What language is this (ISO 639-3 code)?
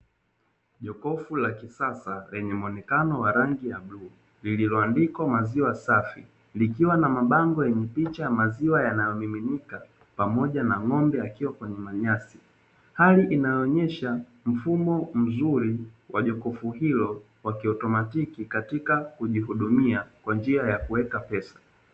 swa